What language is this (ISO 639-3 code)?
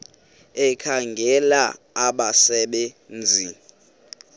xho